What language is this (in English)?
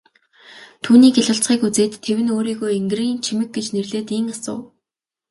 Mongolian